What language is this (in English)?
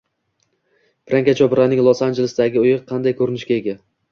Uzbek